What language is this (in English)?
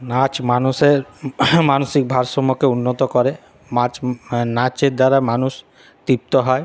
Bangla